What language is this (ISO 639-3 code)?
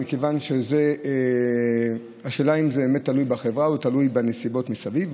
heb